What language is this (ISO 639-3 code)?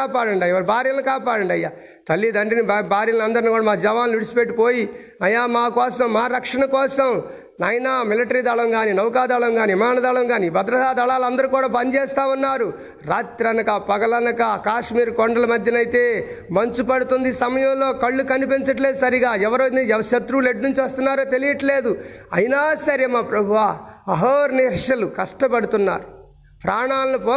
tel